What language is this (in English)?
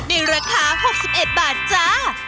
Thai